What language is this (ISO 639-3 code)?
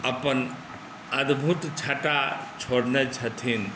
mai